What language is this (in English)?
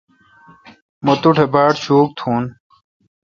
Kalkoti